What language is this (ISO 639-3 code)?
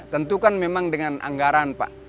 ind